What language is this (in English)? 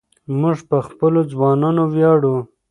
Pashto